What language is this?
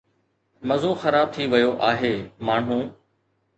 Sindhi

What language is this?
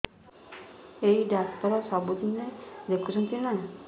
Odia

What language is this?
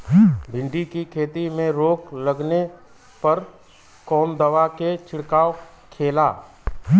Bhojpuri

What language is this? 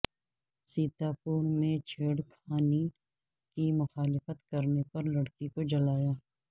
Urdu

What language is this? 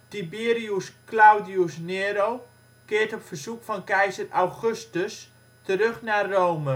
Dutch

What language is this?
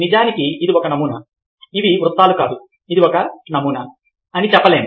Telugu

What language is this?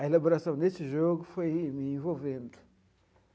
Portuguese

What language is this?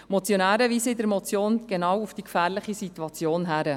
Swiss German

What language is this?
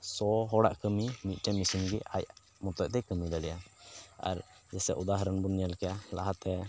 Santali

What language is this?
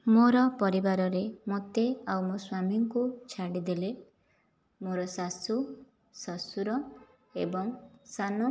Odia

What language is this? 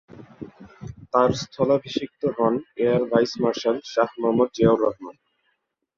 Bangla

